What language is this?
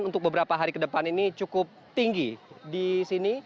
Indonesian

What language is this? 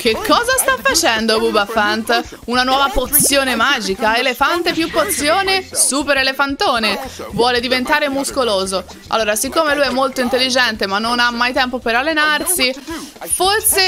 Italian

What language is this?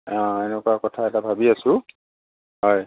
Assamese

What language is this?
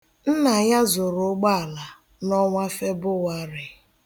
Igbo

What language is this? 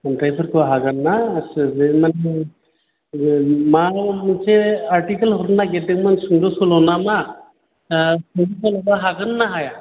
Bodo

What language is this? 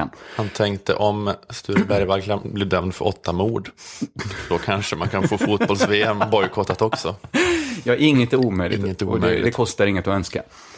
Swedish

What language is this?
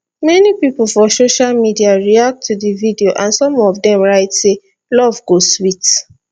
Nigerian Pidgin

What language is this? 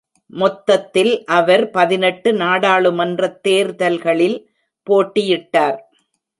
Tamil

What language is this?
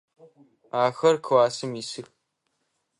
Adyghe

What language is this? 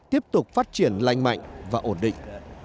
Vietnamese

